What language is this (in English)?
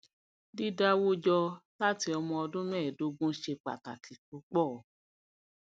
Yoruba